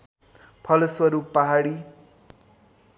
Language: Nepali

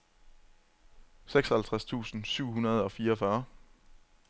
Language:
Danish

